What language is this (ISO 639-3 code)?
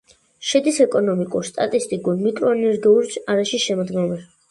kat